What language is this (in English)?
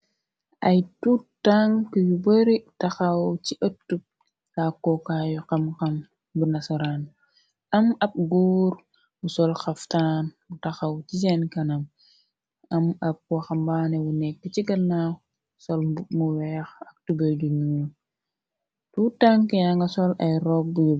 Wolof